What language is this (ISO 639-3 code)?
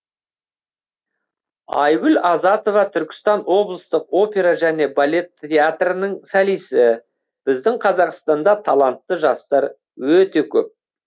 kaz